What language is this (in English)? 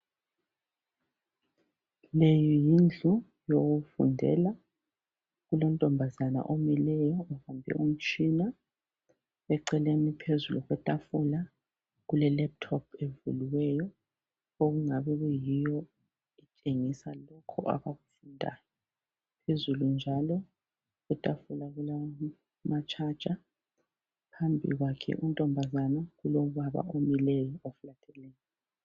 North Ndebele